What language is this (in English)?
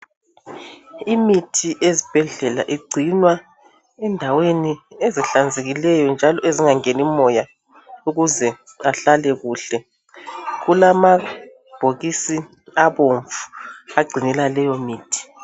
North Ndebele